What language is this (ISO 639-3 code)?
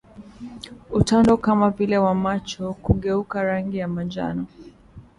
swa